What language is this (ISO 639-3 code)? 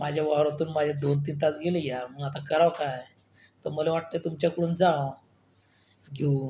mar